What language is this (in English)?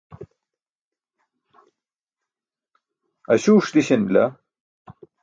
Burushaski